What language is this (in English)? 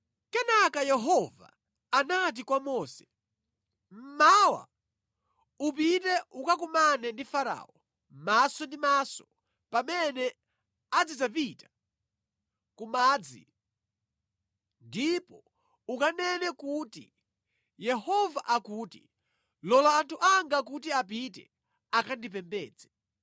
Nyanja